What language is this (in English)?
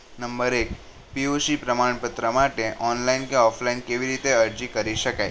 Gujarati